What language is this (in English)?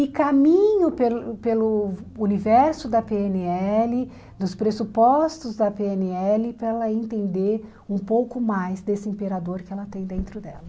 Portuguese